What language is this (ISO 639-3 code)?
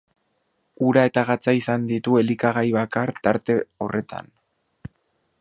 eus